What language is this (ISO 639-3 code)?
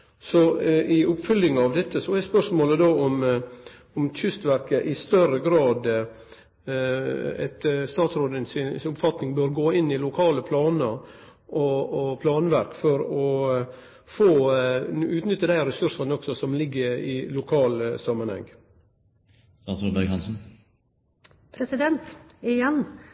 nno